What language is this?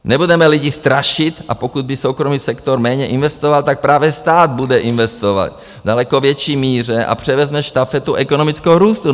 Czech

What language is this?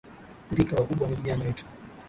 Swahili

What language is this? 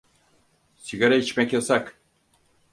Turkish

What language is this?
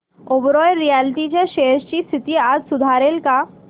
Marathi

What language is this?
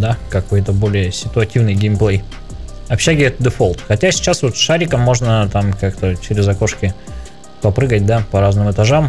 Russian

